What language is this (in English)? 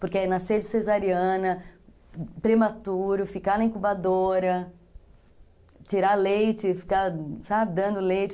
Portuguese